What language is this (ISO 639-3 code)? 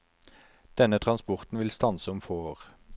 nor